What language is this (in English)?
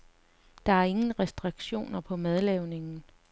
Danish